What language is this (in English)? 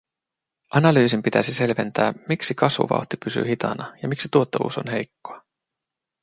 Finnish